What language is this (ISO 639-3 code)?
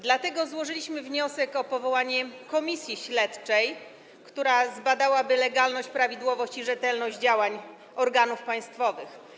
pol